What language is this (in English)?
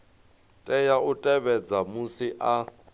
Venda